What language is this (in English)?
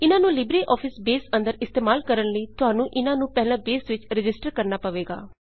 Punjabi